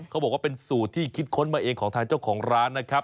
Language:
Thai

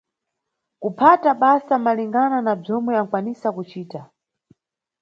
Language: Nyungwe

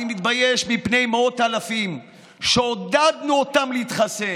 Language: Hebrew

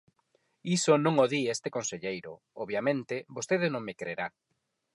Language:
Galician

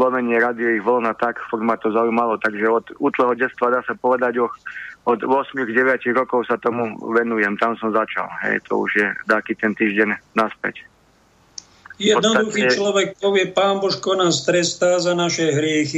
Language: Slovak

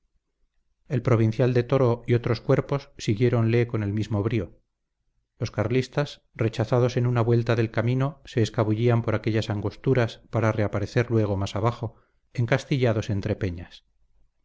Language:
Spanish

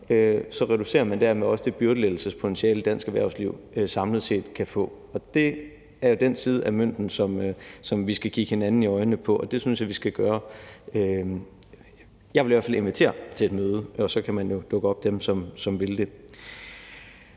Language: Danish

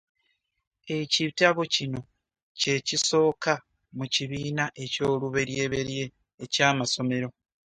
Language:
Ganda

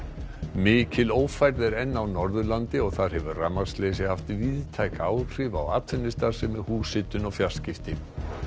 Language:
Icelandic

